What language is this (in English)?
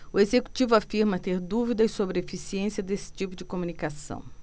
Portuguese